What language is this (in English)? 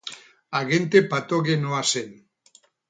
Basque